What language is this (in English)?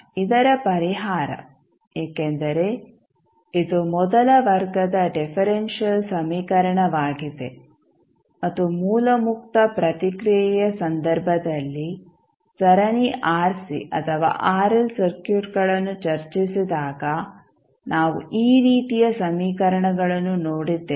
Kannada